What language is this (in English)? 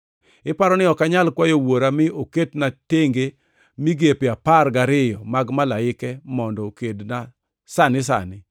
Luo (Kenya and Tanzania)